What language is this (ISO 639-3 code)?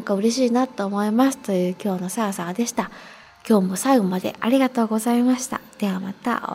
jpn